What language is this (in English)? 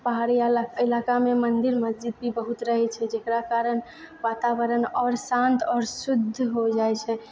Maithili